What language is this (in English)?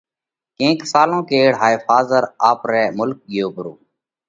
Parkari Koli